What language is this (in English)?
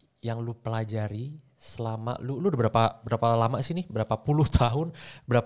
Indonesian